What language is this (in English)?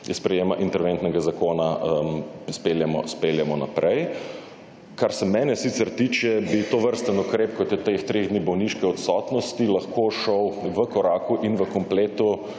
Slovenian